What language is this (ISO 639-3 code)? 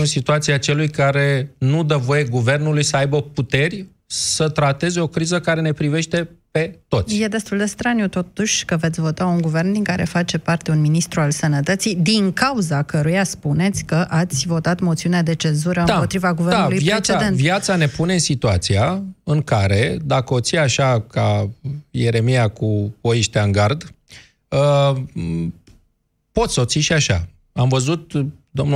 ron